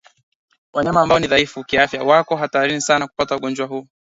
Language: Swahili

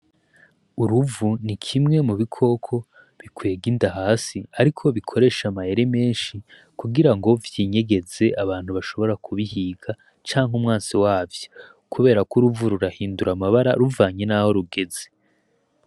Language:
Rundi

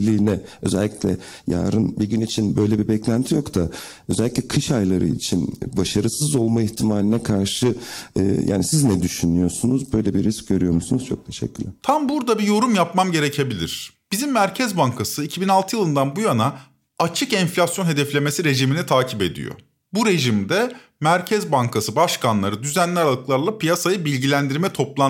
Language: Turkish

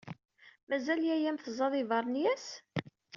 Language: Kabyle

